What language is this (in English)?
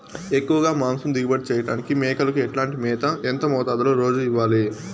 Telugu